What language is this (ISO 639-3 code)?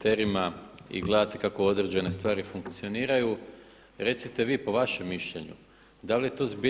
hrv